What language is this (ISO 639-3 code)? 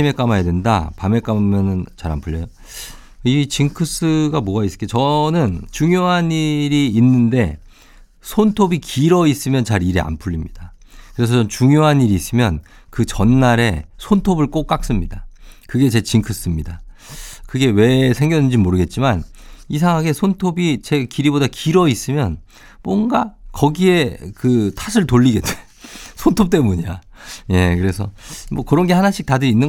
kor